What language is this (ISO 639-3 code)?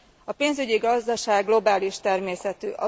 hun